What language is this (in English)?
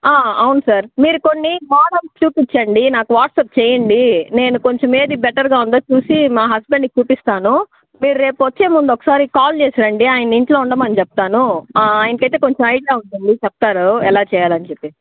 Telugu